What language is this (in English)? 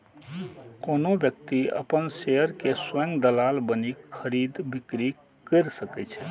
Maithili